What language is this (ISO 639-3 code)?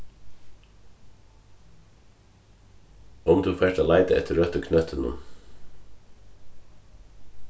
fao